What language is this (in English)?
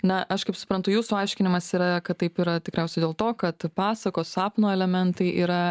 Lithuanian